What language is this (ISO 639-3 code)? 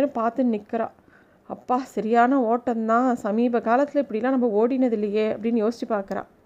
tam